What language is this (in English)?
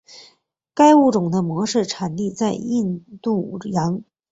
Chinese